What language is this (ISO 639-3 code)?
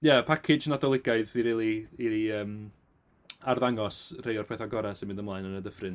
cym